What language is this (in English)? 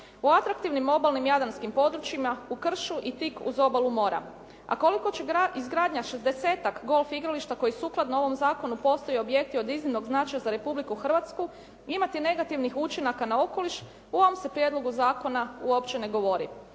Croatian